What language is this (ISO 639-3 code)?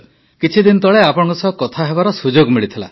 ori